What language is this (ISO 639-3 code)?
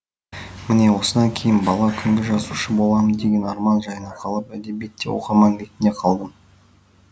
kaz